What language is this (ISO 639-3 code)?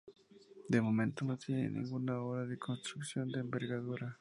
spa